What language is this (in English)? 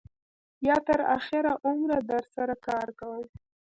Pashto